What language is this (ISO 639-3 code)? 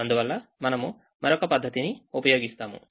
tel